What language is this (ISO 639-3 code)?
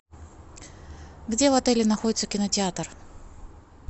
rus